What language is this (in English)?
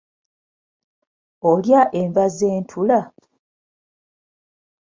Ganda